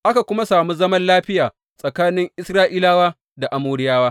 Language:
Hausa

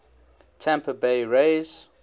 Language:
English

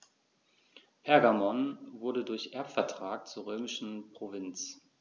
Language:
German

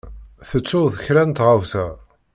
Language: Kabyle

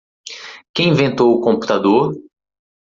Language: Portuguese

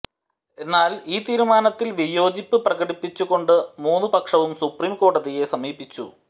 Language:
Malayalam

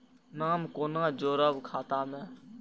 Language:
Maithili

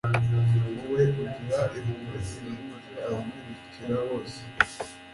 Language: Kinyarwanda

